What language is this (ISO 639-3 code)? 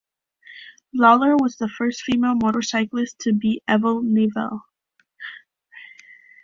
eng